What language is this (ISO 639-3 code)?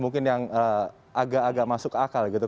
ind